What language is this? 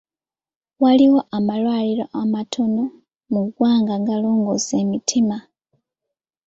Ganda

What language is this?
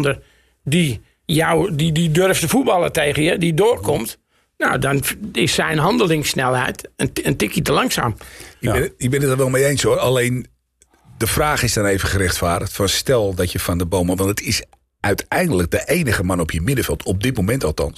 Dutch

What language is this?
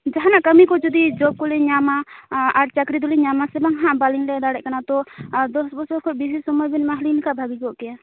Santali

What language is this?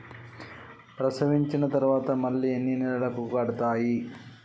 Telugu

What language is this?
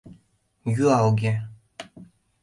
Mari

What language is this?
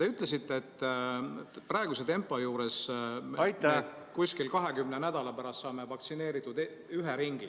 Estonian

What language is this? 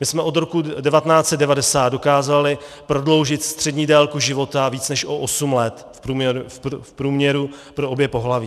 Czech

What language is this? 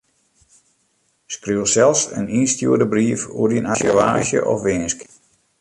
Western Frisian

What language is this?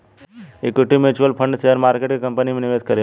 Bhojpuri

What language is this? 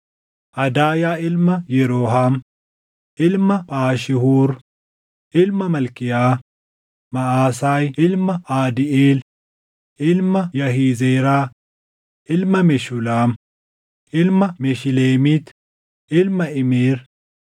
Oromo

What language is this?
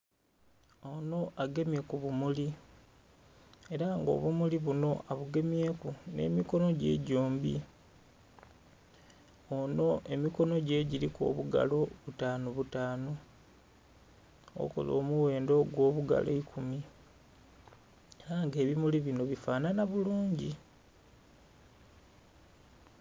Soga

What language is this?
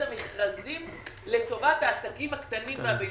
Hebrew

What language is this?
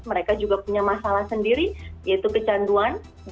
Indonesian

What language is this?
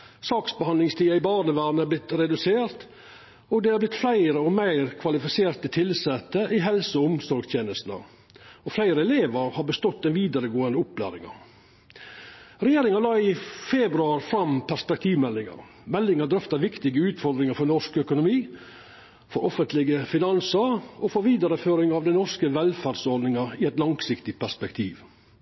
Norwegian Nynorsk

